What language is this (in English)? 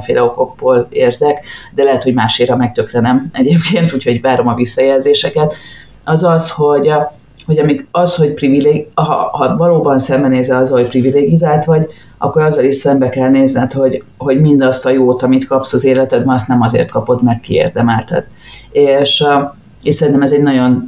Hungarian